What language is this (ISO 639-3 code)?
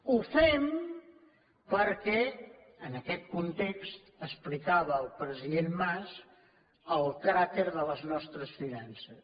cat